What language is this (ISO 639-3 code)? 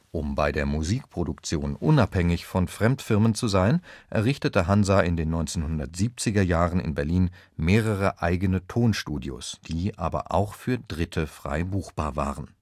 deu